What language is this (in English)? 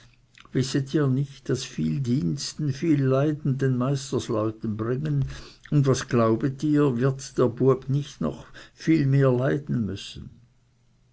German